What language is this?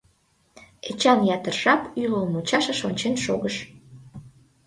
Mari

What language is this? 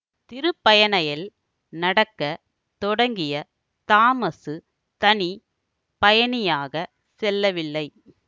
Tamil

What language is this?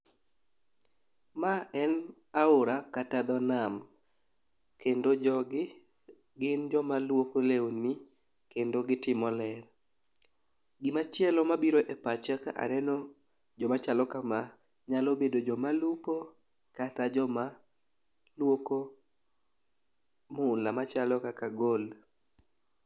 Luo (Kenya and Tanzania)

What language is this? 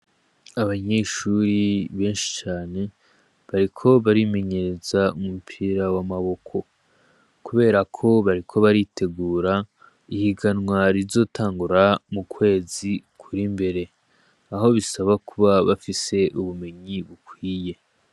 Rundi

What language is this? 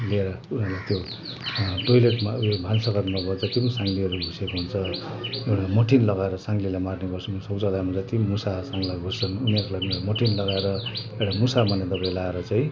Nepali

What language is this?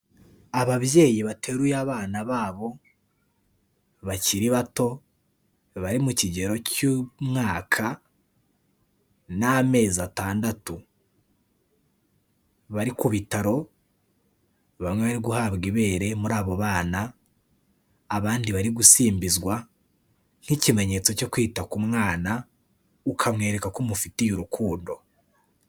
Kinyarwanda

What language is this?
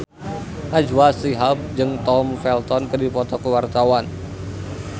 Sundanese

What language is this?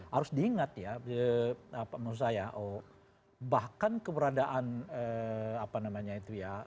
Indonesian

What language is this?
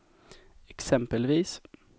Swedish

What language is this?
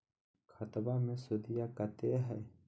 Magahi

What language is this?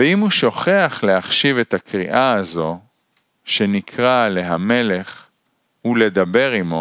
Hebrew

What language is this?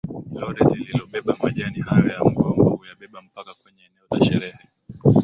Swahili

